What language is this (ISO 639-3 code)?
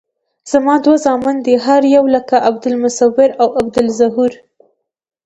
pus